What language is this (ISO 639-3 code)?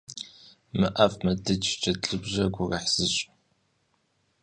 kbd